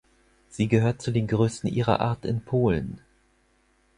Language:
German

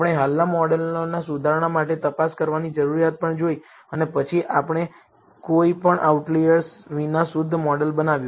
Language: Gujarati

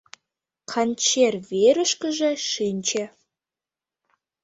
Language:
Mari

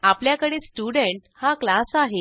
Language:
Marathi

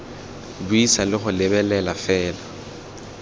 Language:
Tswana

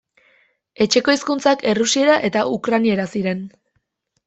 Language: Basque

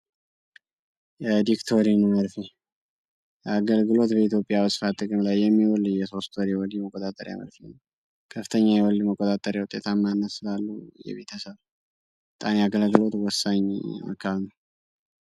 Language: Amharic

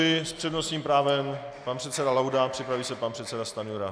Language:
Czech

